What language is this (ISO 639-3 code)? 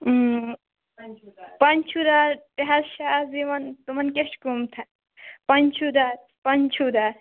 kas